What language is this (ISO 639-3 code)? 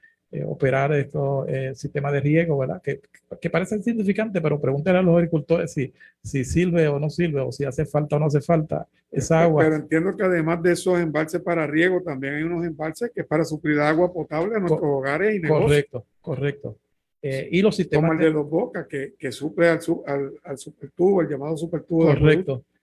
spa